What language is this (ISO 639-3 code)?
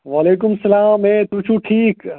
kas